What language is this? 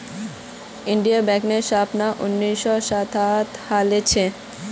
Magahi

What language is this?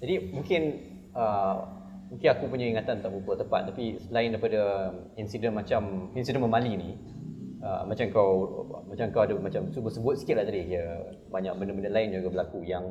Malay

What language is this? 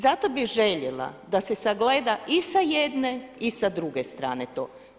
Croatian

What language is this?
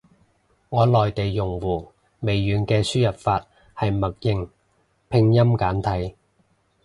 Cantonese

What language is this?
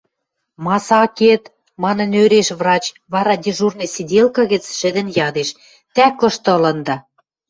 Western Mari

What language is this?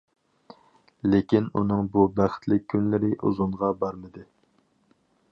Uyghur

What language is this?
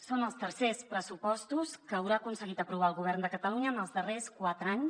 Catalan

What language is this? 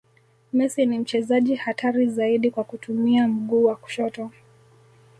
Swahili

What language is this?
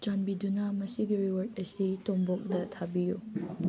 Manipuri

